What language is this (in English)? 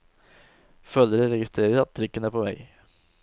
Norwegian